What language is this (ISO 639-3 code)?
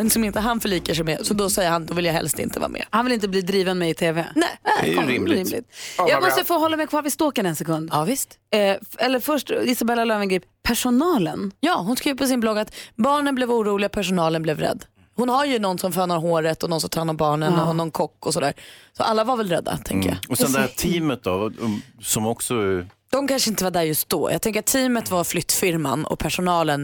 swe